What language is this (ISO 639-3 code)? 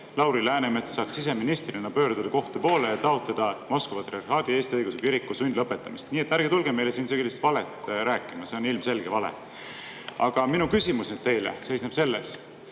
est